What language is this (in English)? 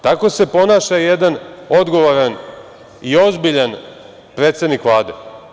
Serbian